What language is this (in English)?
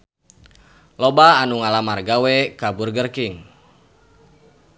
Sundanese